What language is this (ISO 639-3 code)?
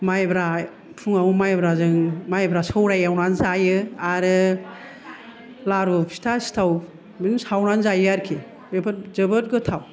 brx